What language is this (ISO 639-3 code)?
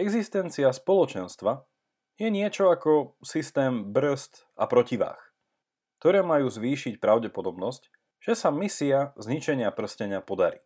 slk